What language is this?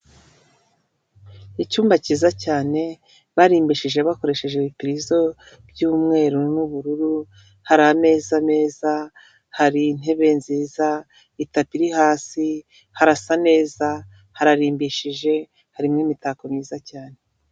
Kinyarwanda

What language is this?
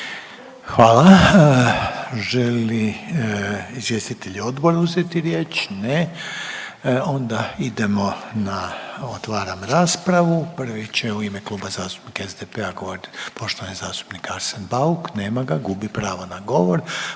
Croatian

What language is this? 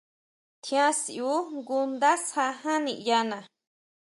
Huautla Mazatec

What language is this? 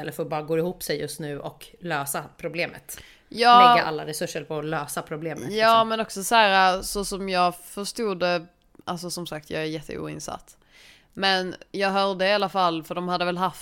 Swedish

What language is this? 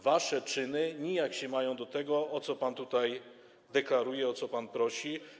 Polish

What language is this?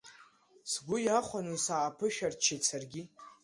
Abkhazian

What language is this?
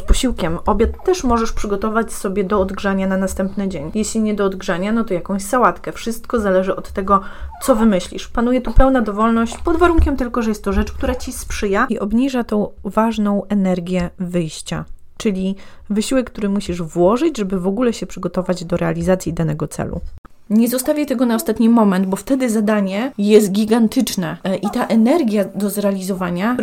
Polish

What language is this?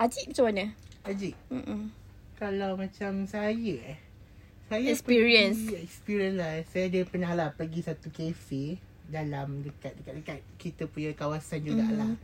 Malay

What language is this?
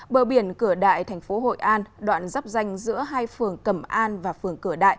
Vietnamese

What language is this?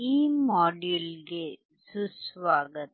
Kannada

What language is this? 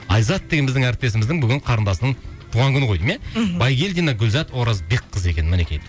Kazakh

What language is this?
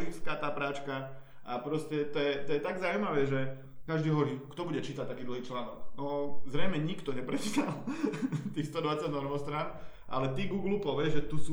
Czech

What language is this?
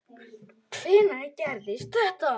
Icelandic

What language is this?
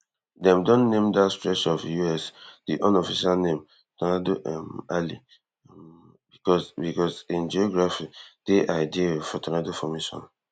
Nigerian Pidgin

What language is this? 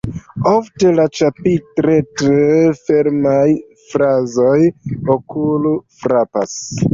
Esperanto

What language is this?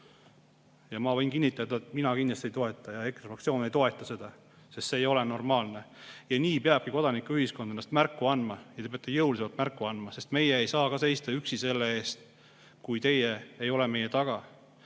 Estonian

